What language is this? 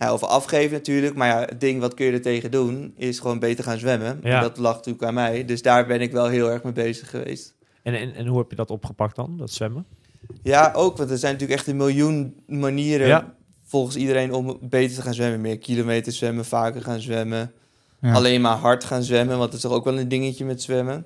Dutch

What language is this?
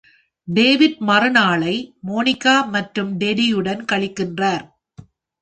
Tamil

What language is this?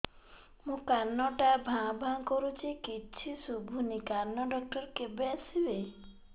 Odia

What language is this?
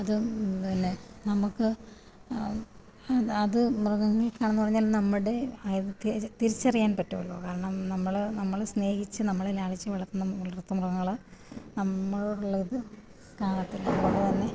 Malayalam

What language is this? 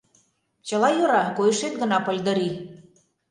Mari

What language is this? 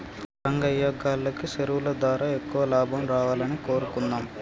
Telugu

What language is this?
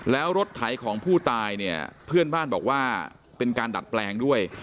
Thai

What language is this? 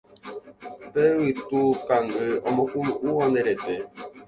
Guarani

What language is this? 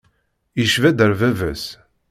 Kabyle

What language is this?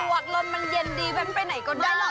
Thai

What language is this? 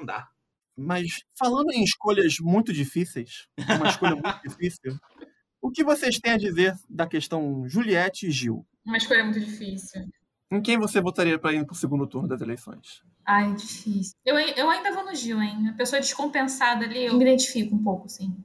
Portuguese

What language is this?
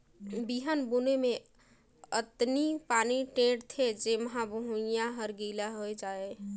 Chhattisgarhi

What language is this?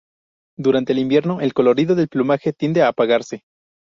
Spanish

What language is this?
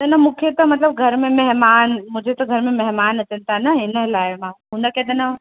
Sindhi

